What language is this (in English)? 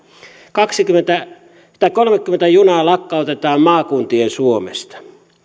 Finnish